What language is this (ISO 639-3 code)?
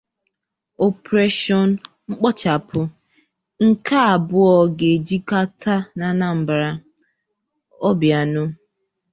ibo